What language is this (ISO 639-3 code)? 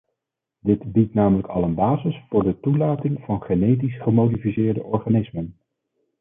nld